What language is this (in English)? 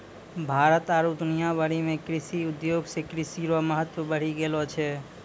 Maithili